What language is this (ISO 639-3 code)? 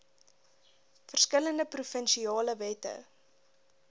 afr